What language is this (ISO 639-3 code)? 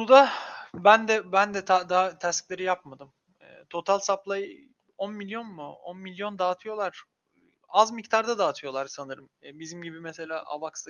tur